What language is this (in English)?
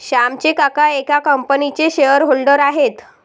Marathi